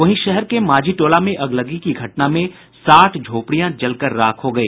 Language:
Hindi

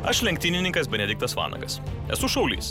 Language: Lithuanian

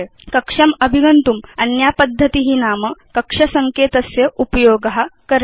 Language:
Sanskrit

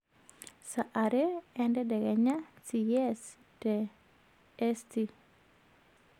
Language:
Masai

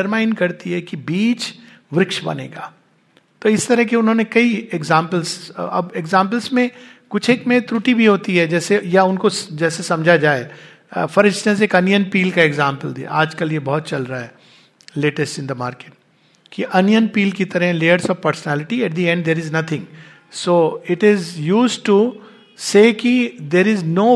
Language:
Hindi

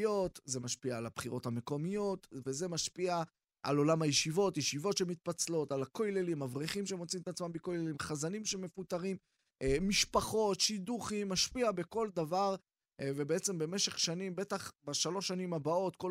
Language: Hebrew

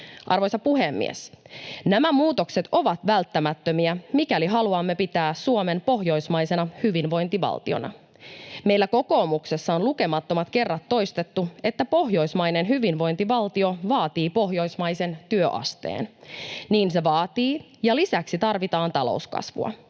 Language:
Finnish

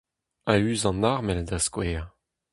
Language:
Breton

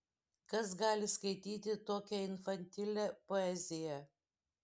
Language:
Lithuanian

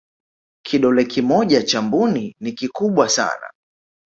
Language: Swahili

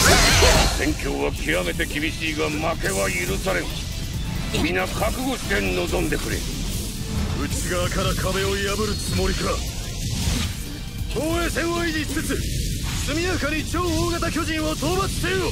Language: Japanese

